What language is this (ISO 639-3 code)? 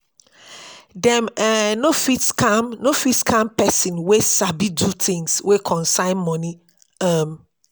pcm